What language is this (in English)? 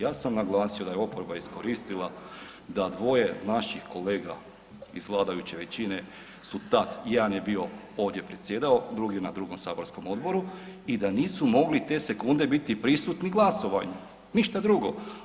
Croatian